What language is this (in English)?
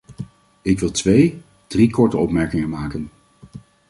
Dutch